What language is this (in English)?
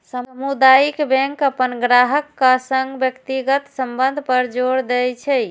Maithili